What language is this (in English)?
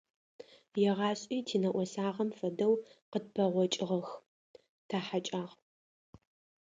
Adyghe